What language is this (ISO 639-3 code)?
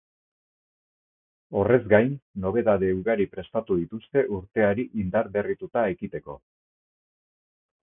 eus